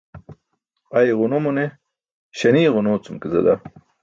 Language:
Burushaski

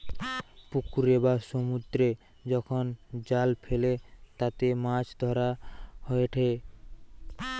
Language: Bangla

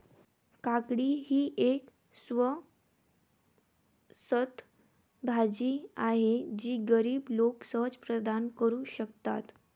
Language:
Marathi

